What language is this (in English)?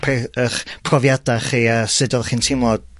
Welsh